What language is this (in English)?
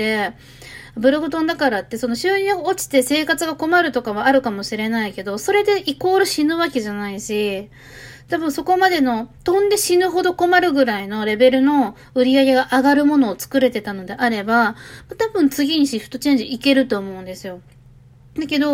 Japanese